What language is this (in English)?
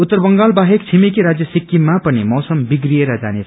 Nepali